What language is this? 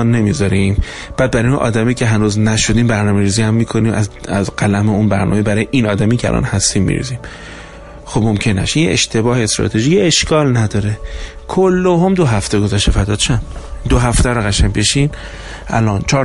Persian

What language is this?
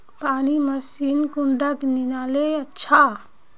Magahi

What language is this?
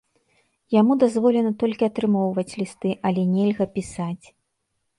Belarusian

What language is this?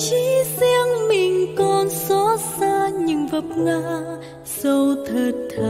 Vietnamese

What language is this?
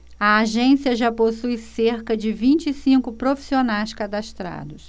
Portuguese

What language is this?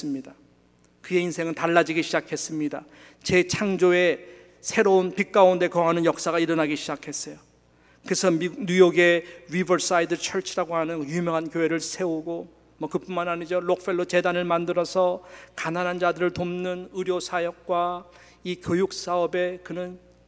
Korean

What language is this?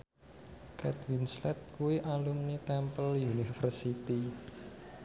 Javanese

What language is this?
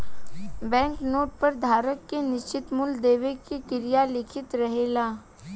Bhojpuri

